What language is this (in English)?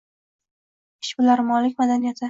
Uzbek